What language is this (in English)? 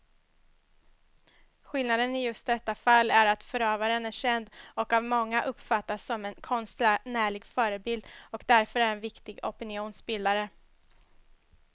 Swedish